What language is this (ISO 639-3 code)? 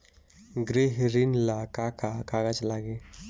bho